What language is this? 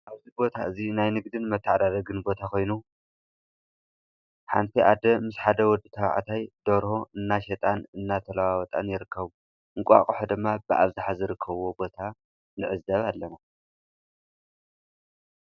Tigrinya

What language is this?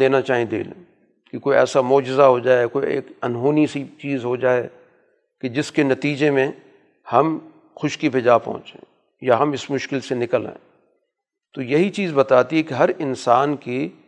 Urdu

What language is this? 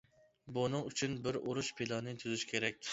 Uyghur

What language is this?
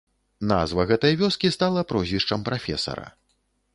Belarusian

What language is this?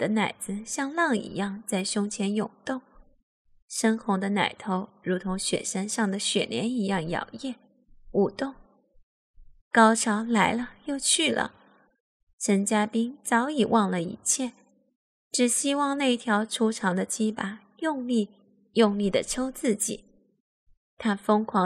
Chinese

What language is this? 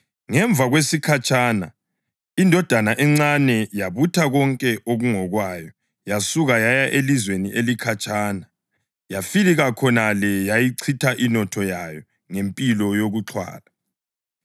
North Ndebele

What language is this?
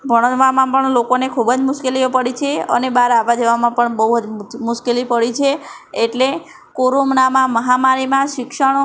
Gujarati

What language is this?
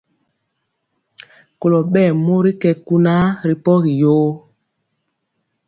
Mpiemo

